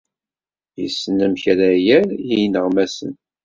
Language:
Kabyle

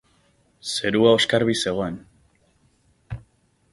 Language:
Basque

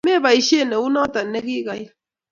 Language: Kalenjin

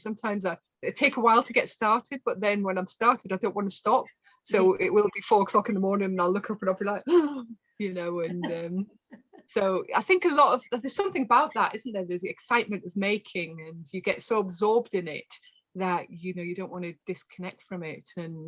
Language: English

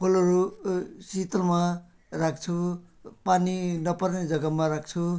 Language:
Nepali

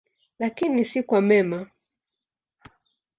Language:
Swahili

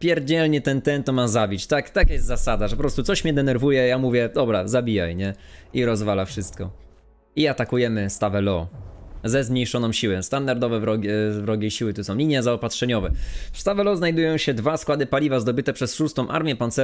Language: Polish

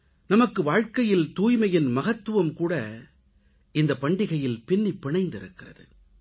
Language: Tamil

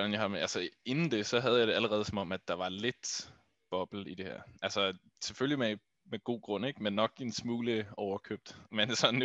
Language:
Danish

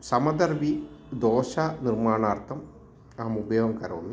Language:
Sanskrit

